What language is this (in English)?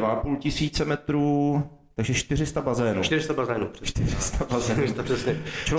Czech